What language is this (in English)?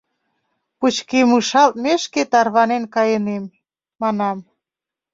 Mari